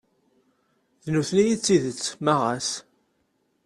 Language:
Kabyle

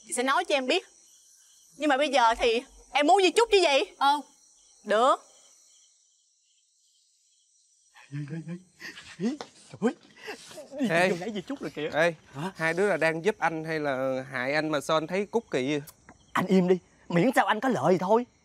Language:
Vietnamese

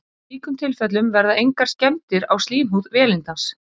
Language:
Icelandic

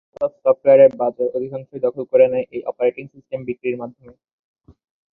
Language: Bangla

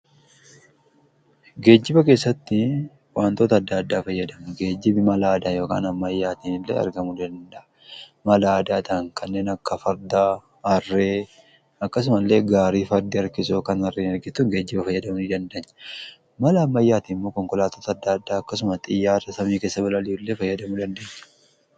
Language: Oromo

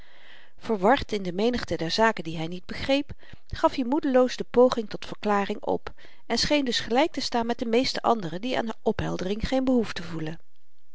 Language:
Dutch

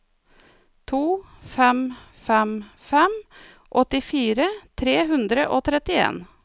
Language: Norwegian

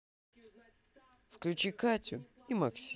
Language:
Russian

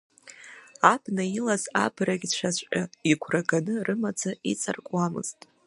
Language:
Abkhazian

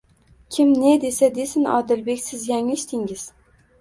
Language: Uzbek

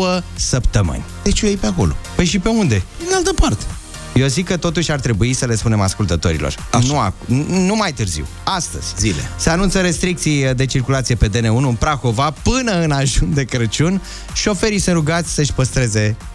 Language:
Romanian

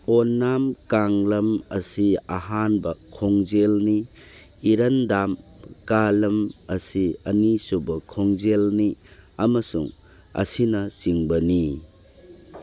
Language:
Manipuri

